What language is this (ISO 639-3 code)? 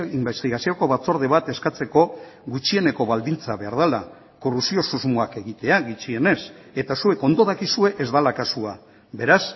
eus